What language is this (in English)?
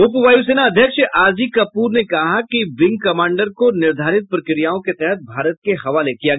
Hindi